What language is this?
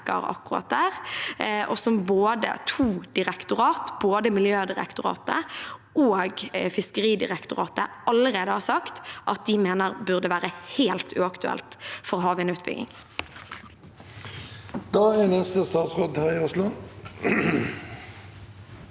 Norwegian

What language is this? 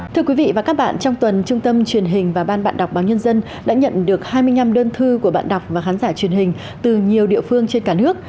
Vietnamese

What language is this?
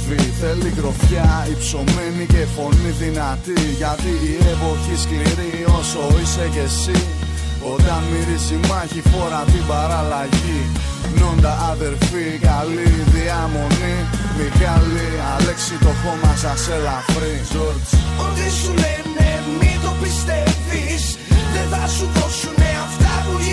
Greek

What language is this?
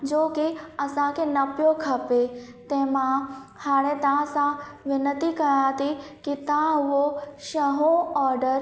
Sindhi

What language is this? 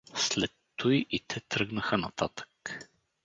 Bulgarian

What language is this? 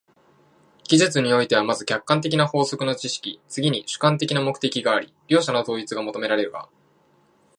Japanese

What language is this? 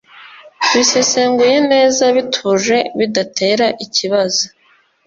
Kinyarwanda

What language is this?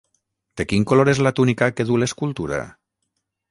Catalan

